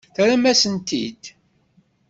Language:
Kabyle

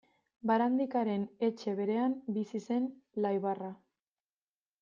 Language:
Basque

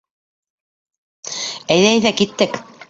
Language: Bashkir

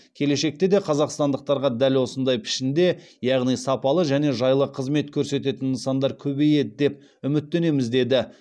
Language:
Kazakh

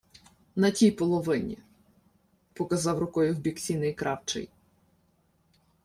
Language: Ukrainian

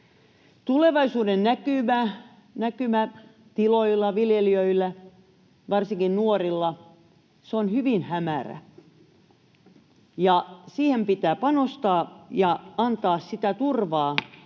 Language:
Finnish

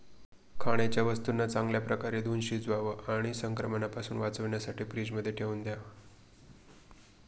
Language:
Marathi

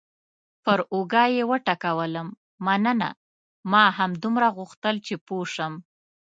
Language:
Pashto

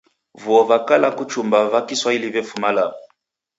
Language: Taita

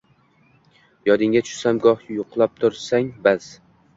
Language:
Uzbek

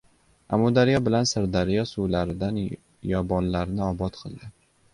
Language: Uzbek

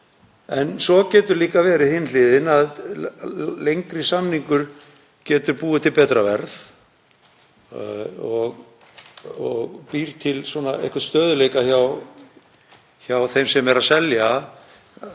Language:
Icelandic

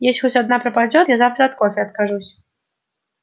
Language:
Russian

